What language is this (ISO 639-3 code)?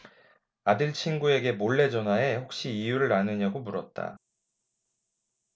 kor